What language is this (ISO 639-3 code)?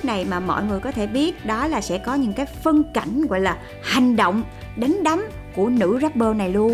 vie